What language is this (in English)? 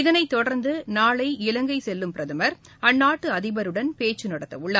Tamil